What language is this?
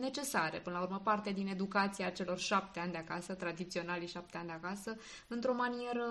Romanian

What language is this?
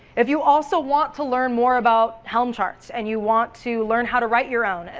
English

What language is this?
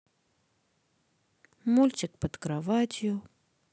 Russian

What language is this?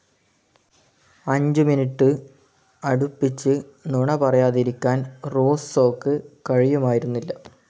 Malayalam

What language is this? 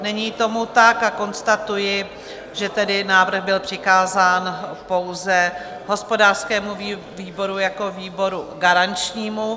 Czech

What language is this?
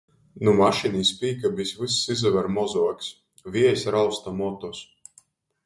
Latgalian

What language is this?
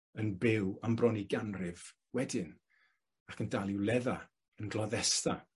Welsh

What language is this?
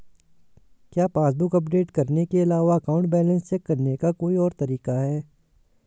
Hindi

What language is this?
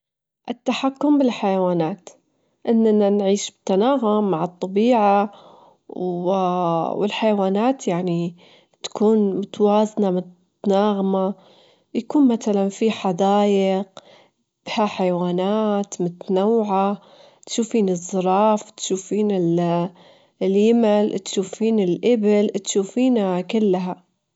Gulf Arabic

